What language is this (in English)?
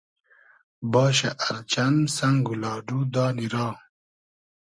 Hazaragi